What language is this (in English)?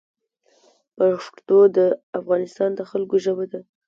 Pashto